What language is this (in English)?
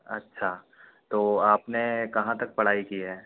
Hindi